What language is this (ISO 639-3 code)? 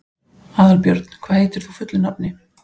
isl